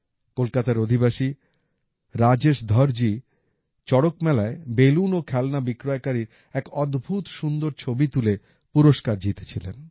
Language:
Bangla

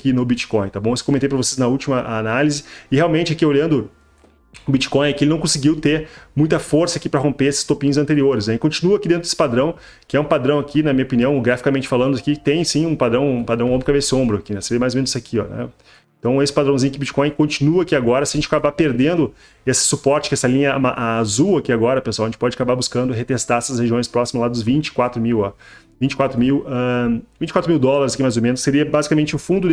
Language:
Portuguese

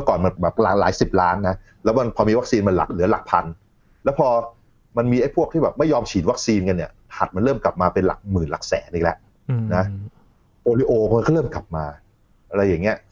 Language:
Thai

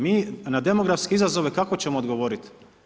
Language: Croatian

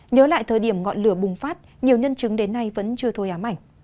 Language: Vietnamese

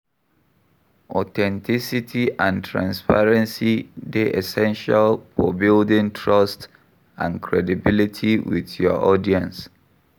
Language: Nigerian Pidgin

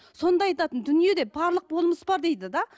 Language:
Kazakh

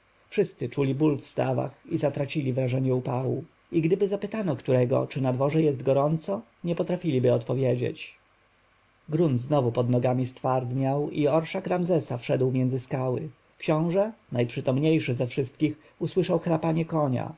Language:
Polish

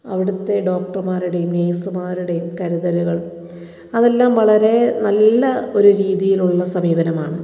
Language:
Malayalam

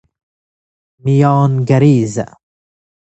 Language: Persian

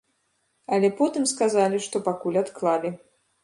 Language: Belarusian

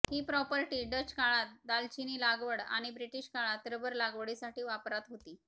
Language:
Marathi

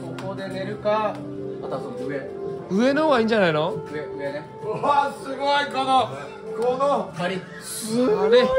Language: Japanese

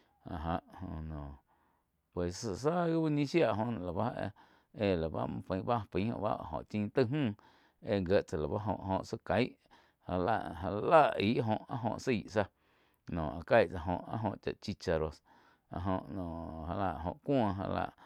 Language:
Quiotepec Chinantec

